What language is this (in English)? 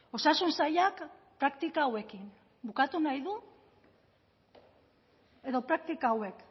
Basque